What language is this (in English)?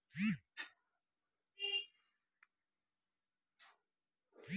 Maithili